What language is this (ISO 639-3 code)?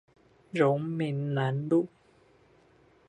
zho